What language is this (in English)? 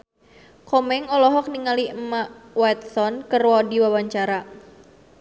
Sundanese